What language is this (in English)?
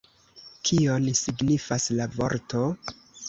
Esperanto